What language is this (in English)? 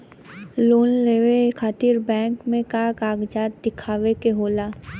Bhojpuri